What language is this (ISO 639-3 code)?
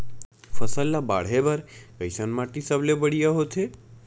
hne